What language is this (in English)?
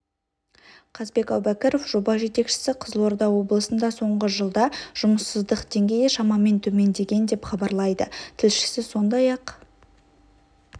Kazakh